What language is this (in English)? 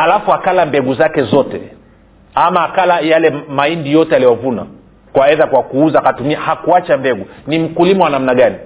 Swahili